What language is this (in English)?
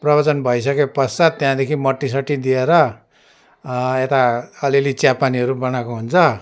Nepali